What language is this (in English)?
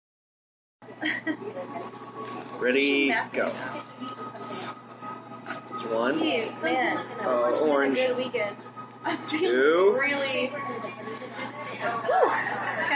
English